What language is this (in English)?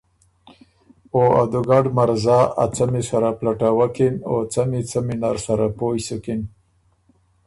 Ormuri